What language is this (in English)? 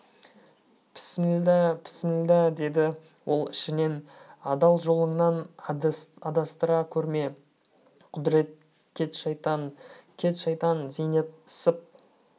Kazakh